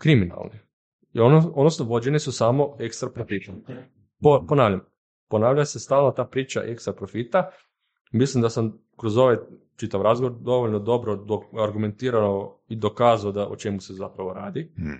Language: Croatian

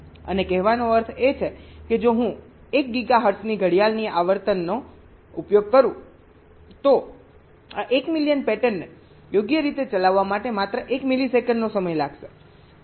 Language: Gujarati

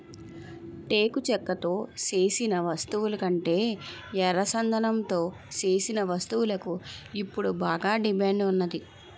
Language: Telugu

